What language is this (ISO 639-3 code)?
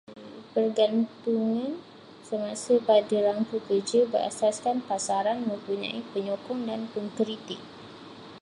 msa